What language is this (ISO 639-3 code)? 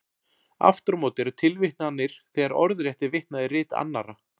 isl